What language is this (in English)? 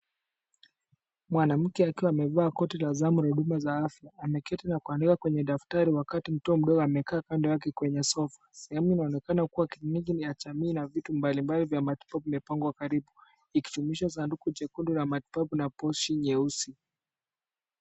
Swahili